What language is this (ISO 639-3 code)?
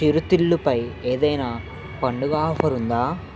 tel